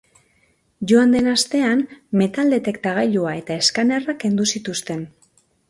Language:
Basque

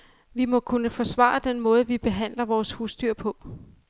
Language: Danish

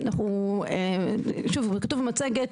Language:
Hebrew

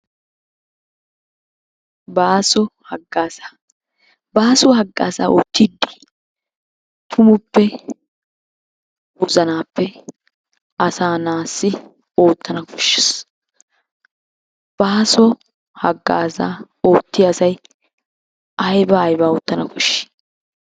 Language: Wolaytta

